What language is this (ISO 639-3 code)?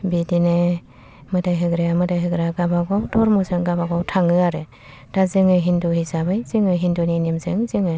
brx